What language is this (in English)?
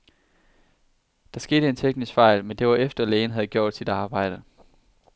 Danish